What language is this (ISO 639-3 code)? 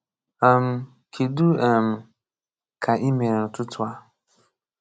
ibo